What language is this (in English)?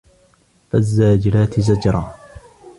Arabic